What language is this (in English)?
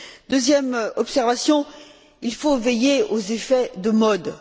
French